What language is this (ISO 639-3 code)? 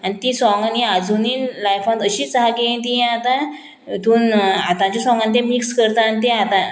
kok